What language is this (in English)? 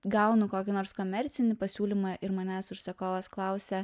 Lithuanian